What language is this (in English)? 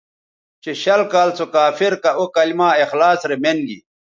Bateri